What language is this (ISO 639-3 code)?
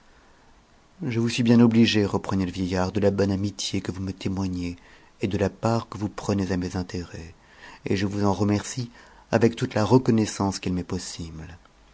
fra